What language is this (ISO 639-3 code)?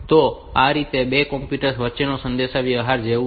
guj